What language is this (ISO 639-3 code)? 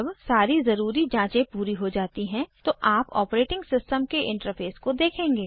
hin